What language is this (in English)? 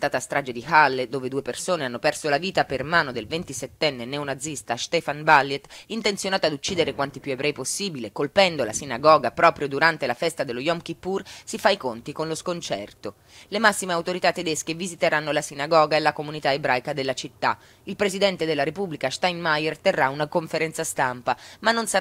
Italian